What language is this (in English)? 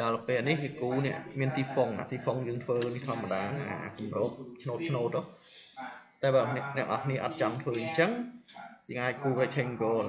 Vietnamese